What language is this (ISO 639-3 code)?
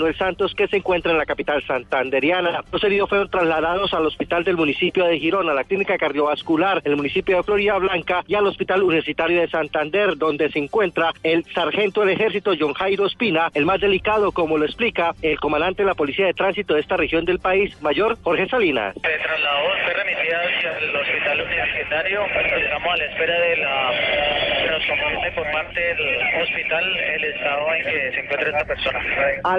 spa